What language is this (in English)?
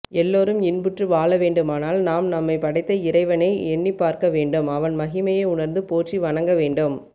Tamil